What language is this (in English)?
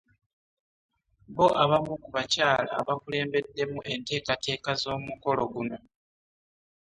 Ganda